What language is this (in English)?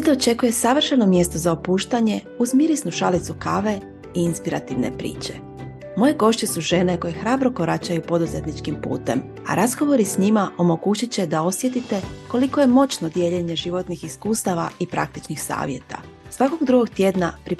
Croatian